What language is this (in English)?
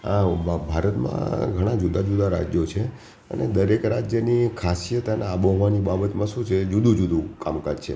Gujarati